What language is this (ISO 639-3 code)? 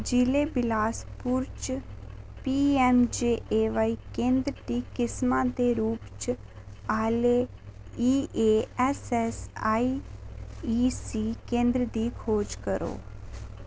doi